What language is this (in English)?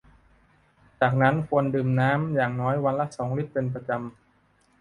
Thai